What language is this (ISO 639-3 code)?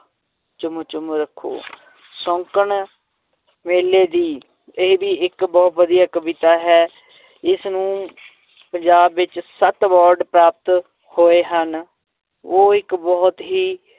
pan